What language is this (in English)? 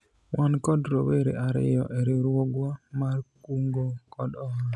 Luo (Kenya and Tanzania)